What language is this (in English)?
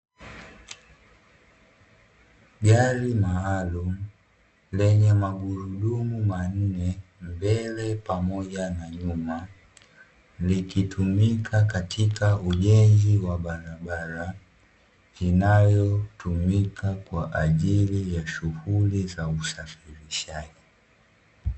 Swahili